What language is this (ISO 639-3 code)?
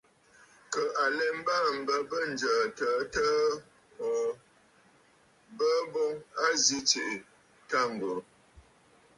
bfd